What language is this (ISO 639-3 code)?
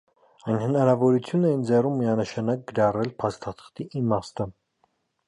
hye